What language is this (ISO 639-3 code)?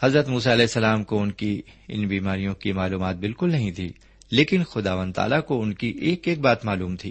urd